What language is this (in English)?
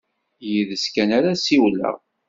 Kabyle